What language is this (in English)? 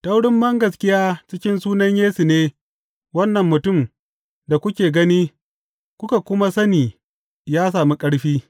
Hausa